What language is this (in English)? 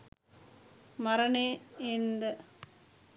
Sinhala